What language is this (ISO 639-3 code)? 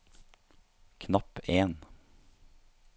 nor